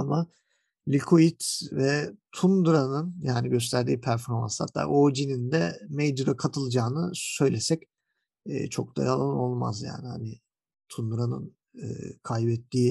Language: Turkish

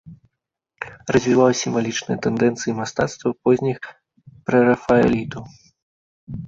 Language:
Belarusian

